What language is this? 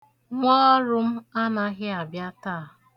Igbo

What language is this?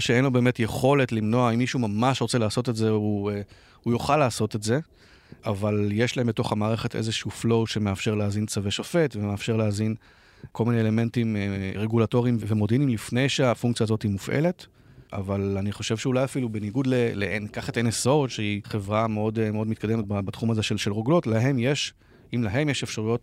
Hebrew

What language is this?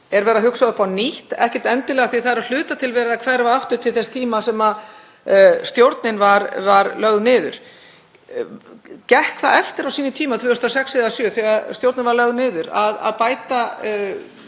Icelandic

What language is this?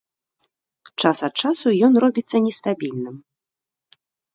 Belarusian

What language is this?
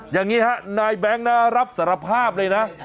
Thai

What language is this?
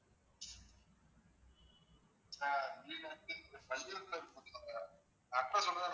Tamil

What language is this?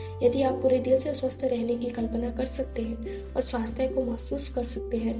Hindi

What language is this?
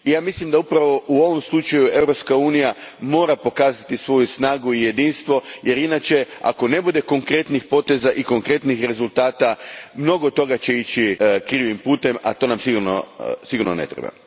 Croatian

